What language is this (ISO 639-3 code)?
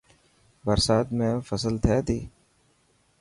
mki